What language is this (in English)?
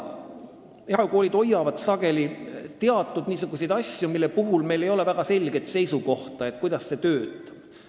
Estonian